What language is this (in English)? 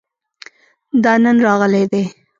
Pashto